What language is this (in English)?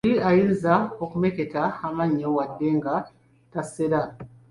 Ganda